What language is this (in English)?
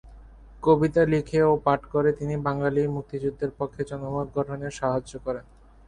Bangla